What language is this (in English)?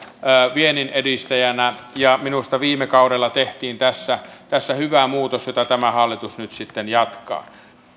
Finnish